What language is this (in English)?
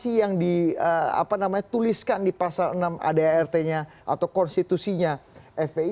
Indonesian